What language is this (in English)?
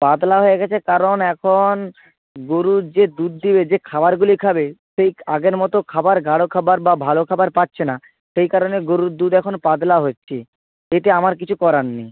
Bangla